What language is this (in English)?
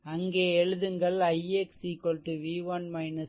Tamil